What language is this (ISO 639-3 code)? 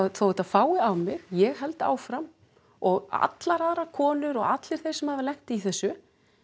isl